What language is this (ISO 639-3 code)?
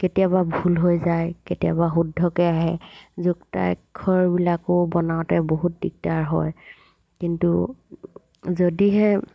asm